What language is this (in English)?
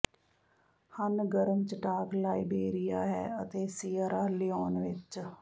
Punjabi